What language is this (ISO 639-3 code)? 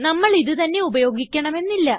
mal